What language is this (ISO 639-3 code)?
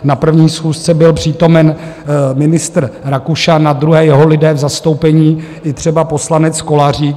ces